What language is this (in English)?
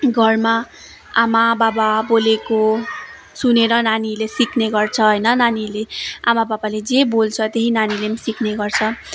Nepali